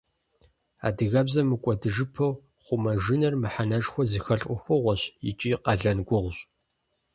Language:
Kabardian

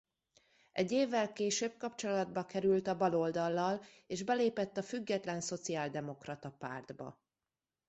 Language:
Hungarian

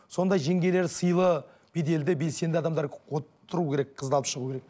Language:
Kazakh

